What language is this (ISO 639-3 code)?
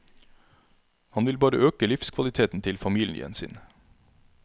nor